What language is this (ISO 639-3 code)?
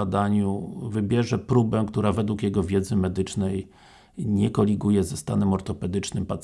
pol